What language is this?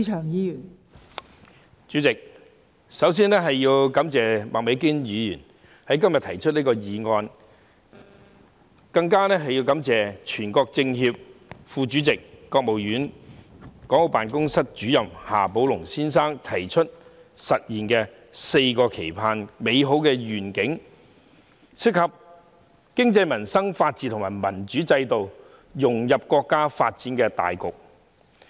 Cantonese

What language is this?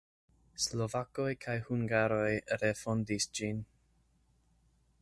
Esperanto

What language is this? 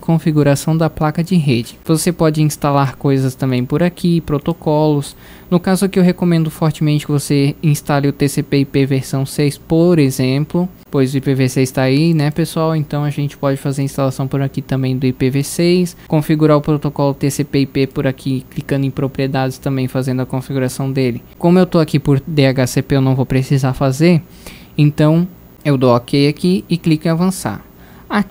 Portuguese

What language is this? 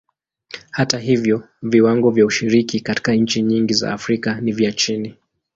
Swahili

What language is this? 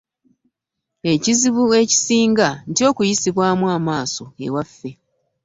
Ganda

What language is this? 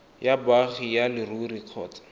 Tswana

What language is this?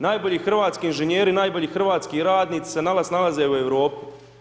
Croatian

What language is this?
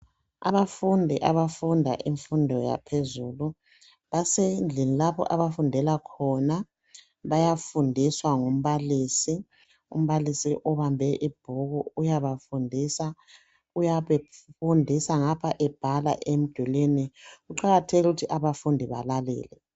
North Ndebele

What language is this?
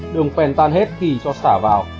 Vietnamese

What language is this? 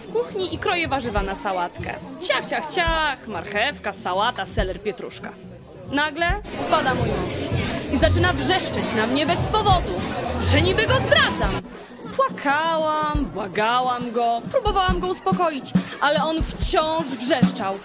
Polish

